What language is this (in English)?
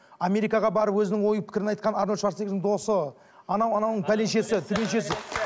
Kazakh